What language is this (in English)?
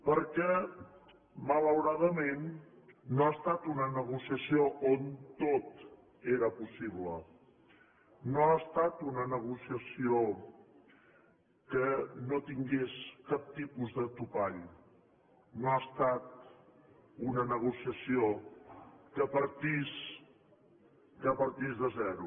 Catalan